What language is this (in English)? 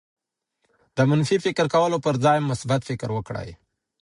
Pashto